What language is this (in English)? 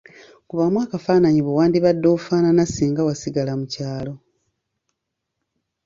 Ganda